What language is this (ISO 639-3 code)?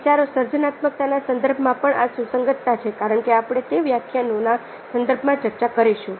guj